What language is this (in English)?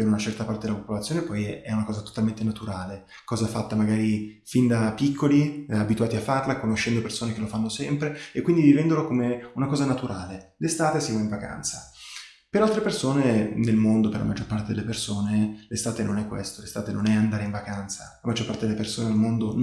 Italian